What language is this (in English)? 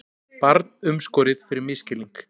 Icelandic